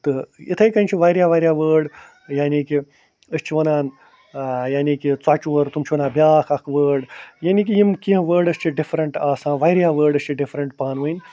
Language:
Kashmiri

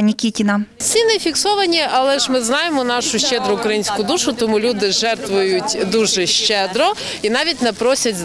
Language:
Ukrainian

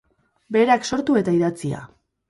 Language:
Basque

